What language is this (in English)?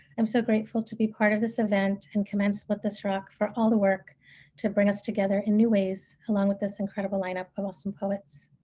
English